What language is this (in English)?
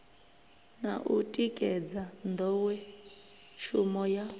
Venda